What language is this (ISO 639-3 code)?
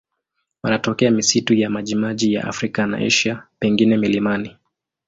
swa